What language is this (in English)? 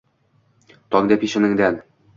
Uzbek